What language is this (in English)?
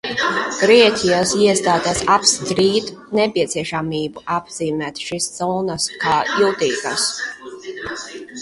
Latvian